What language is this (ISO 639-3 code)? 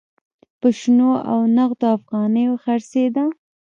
pus